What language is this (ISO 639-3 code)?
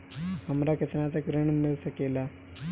bho